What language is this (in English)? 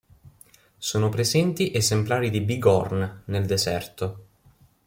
Italian